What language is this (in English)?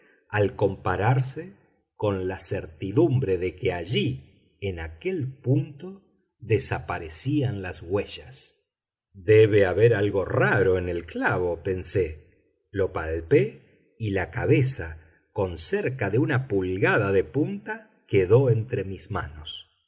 Spanish